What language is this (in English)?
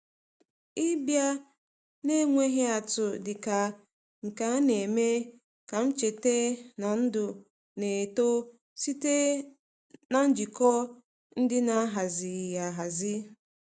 Igbo